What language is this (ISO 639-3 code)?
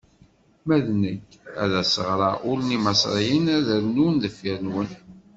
kab